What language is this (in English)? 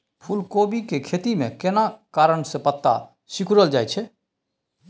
Maithili